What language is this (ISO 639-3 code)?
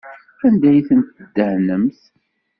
kab